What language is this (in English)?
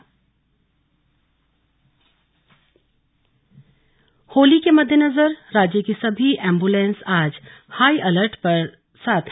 Hindi